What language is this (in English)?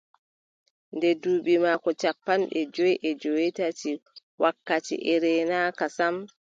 Adamawa Fulfulde